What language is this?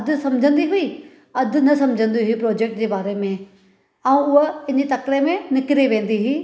Sindhi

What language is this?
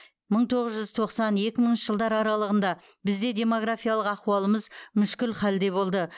Kazakh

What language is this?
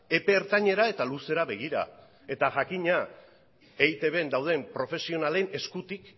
Basque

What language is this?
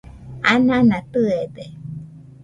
Nüpode Huitoto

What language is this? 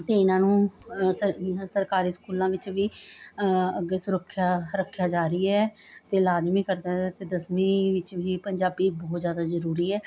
Punjabi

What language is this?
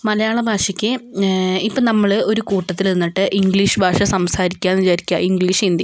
Malayalam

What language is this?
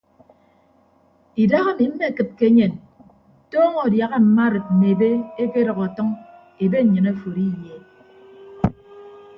Ibibio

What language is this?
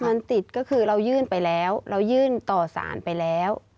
Thai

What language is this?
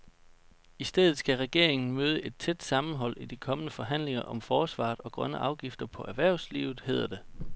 Danish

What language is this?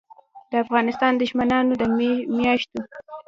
Pashto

